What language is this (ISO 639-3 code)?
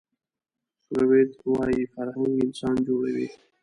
pus